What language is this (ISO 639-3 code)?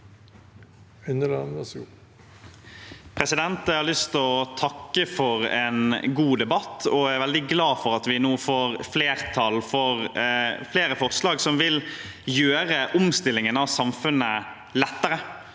nor